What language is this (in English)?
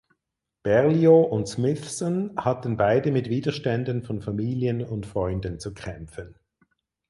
German